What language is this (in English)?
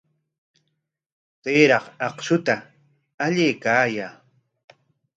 Corongo Ancash Quechua